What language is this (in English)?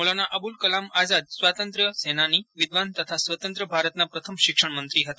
Gujarati